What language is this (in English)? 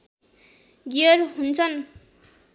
Nepali